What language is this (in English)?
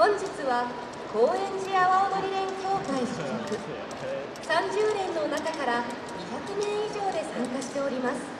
Japanese